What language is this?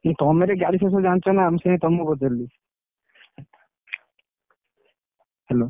Odia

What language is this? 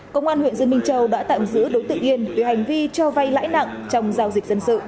Vietnamese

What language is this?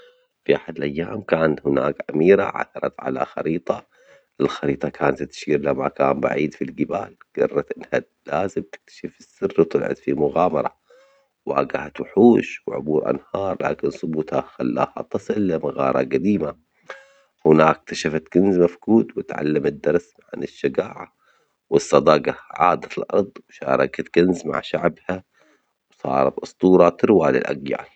Omani Arabic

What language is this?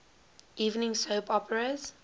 English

